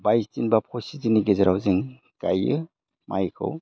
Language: Bodo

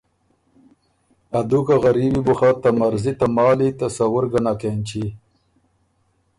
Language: Ormuri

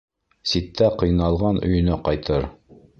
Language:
Bashkir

